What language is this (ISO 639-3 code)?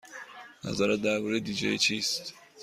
fas